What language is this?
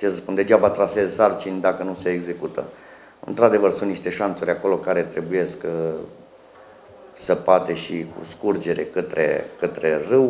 Romanian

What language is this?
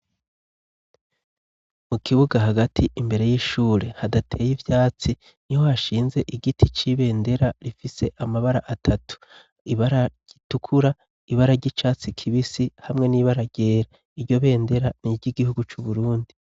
Rundi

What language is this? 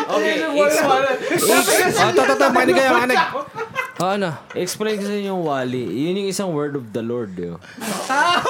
Filipino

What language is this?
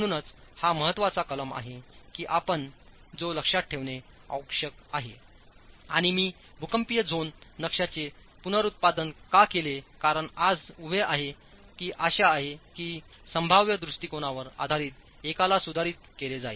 Marathi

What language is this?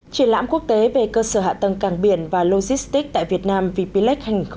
Vietnamese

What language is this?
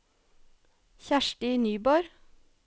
Norwegian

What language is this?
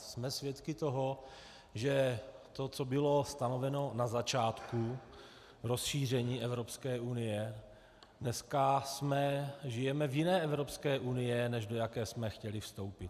Czech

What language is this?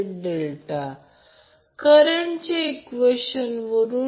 Marathi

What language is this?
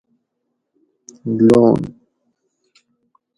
Gawri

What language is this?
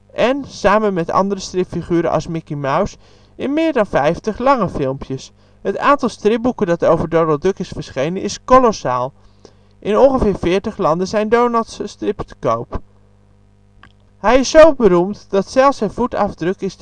Dutch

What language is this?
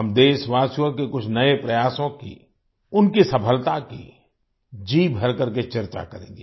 Hindi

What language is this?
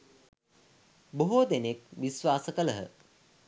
Sinhala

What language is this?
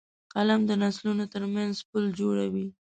Pashto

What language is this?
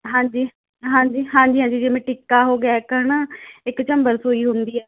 Punjabi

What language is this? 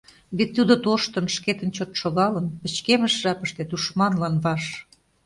Mari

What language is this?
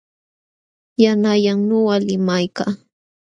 Jauja Wanca Quechua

